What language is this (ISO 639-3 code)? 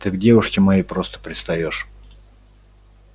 rus